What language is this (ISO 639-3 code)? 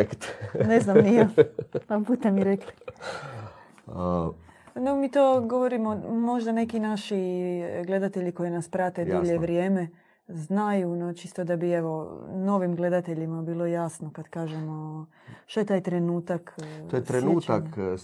hrv